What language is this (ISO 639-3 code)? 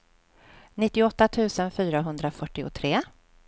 swe